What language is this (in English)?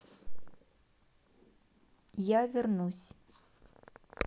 Russian